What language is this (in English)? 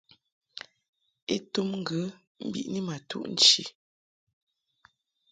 Mungaka